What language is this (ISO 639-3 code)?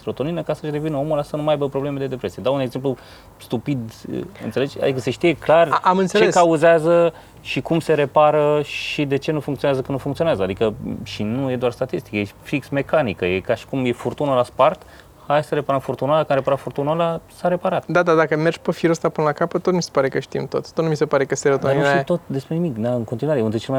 ron